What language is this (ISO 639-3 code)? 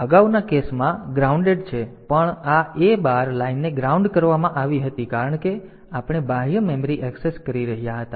guj